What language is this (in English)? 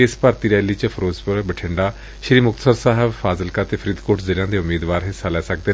Punjabi